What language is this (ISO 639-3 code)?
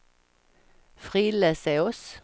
swe